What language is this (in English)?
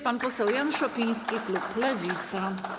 Polish